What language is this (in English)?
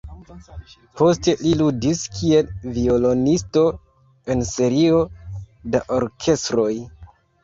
Esperanto